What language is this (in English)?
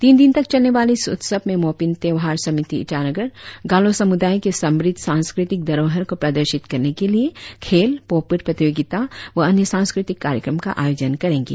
Hindi